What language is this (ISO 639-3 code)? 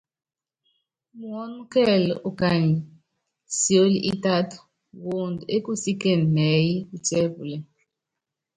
yav